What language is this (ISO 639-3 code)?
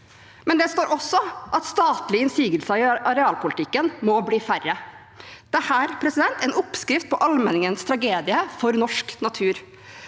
nor